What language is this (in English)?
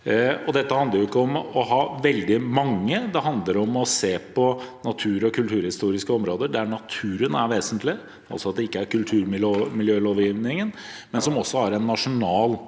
Norwegian